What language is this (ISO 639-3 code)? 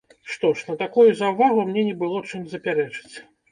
bel